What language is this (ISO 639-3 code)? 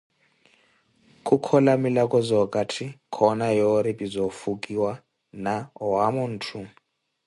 eko